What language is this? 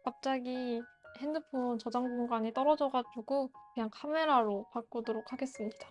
Korean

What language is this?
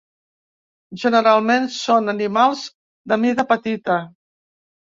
Catalan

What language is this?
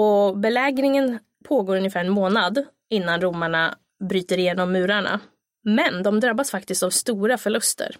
Swedish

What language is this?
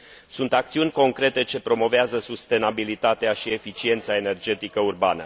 Romanian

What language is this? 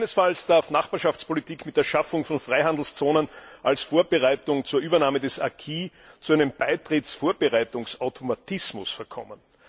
German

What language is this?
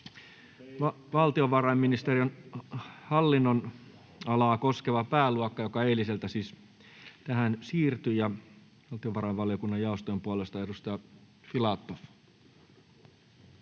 Finnish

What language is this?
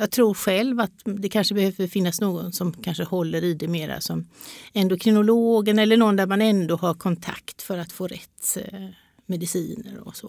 Swedish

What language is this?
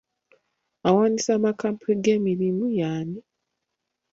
Ganda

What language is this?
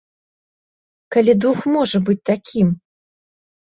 Belarusian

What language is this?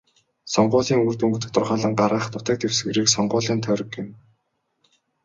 Mongolian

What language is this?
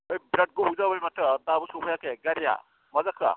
Bodo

